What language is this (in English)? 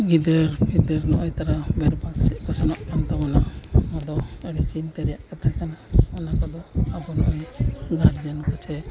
Santali